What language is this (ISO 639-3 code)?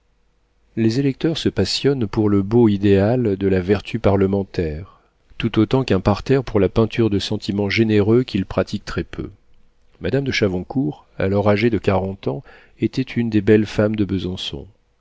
fra